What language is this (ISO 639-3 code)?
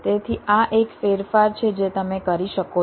guj